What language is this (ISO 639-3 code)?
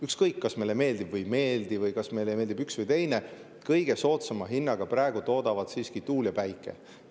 est